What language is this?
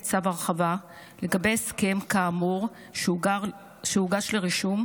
Hebrew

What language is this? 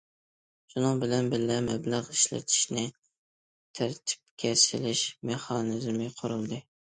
Uyghur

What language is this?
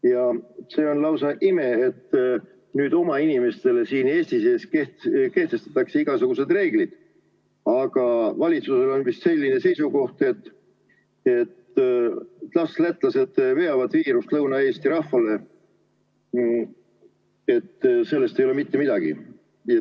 Estonian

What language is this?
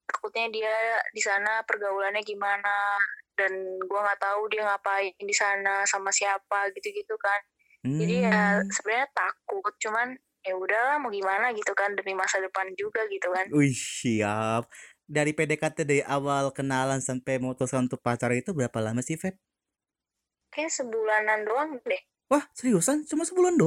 Indonesian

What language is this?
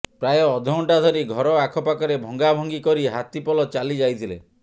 Odia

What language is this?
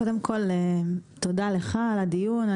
Hebrew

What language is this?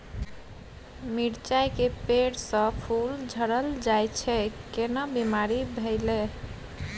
Maithili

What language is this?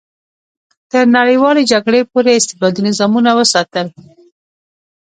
Pashto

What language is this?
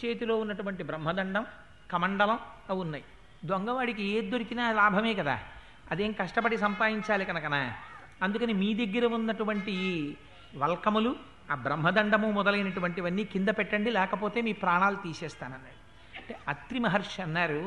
Telugu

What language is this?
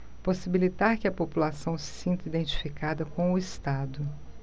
Portuguese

